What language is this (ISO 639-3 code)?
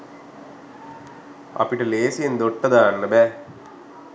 sin